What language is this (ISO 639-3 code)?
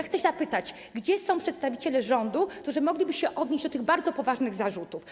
pol